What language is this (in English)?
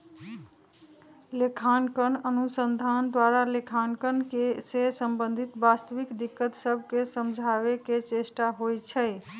Magahi